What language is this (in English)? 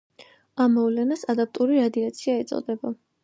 Georgian